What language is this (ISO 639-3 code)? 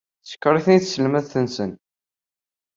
kab